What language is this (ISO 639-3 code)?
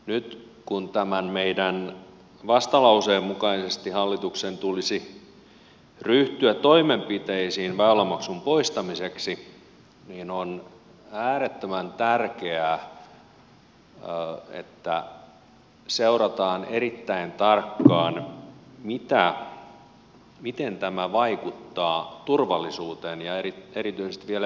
fin